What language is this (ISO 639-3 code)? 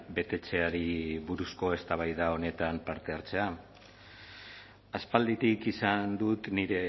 eus